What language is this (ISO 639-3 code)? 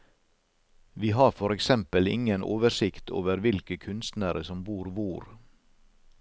nor